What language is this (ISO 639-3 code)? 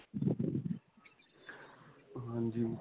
pan